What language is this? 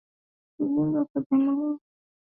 Swahili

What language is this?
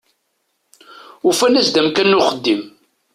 Kabyle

